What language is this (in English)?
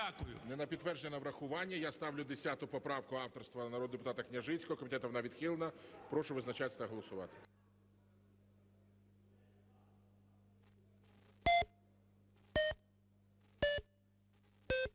Ukrainian